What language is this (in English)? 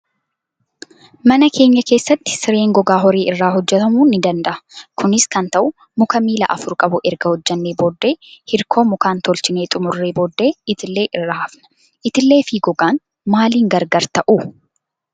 Oromo